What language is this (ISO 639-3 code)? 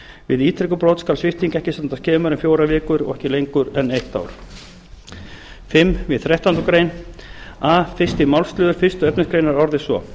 isl